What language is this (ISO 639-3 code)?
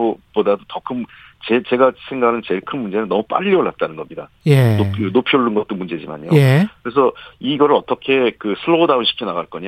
kor